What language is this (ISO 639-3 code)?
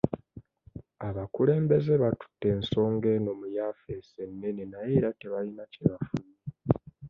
lug